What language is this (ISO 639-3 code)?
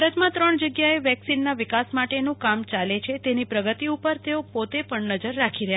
guj